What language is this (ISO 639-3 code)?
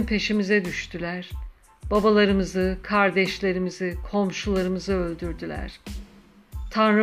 tur